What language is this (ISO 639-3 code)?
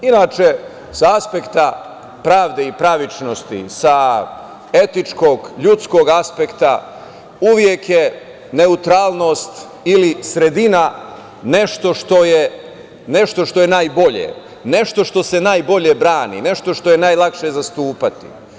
srp